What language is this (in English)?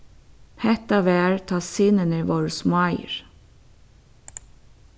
Faroese